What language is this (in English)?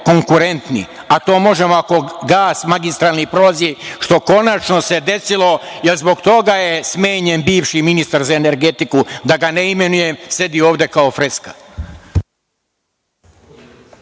Serbian